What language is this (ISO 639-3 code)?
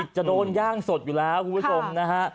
tha